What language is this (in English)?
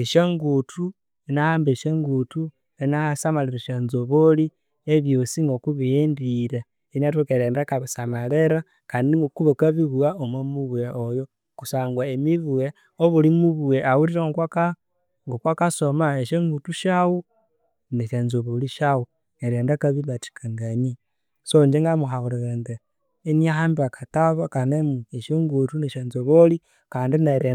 Konzo